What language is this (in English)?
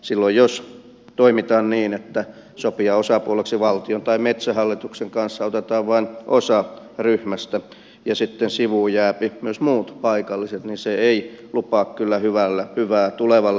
Finnish